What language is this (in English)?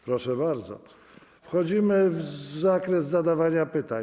Polish